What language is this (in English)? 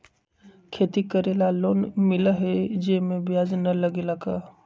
Magahi